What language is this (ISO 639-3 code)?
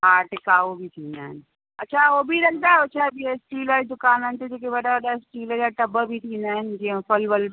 snd